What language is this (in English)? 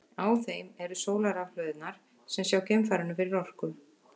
Icelandic